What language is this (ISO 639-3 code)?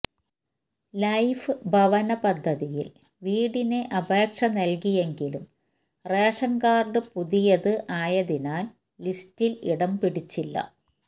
mal